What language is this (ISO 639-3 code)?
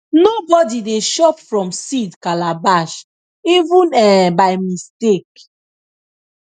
pcm